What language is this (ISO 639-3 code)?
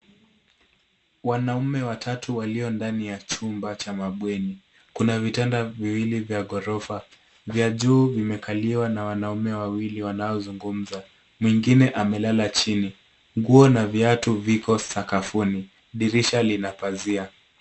swa